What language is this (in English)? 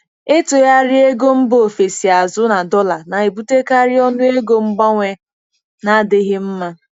Igbo